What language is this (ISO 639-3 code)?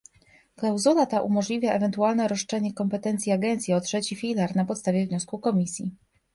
pol